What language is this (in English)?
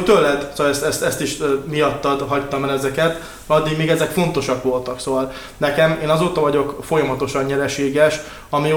Hungarian